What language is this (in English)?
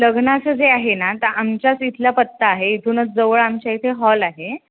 Marathi